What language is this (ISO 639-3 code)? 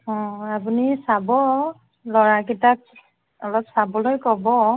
asm